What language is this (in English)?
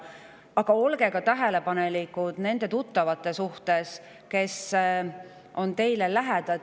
Estonian